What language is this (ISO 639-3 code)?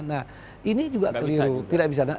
ind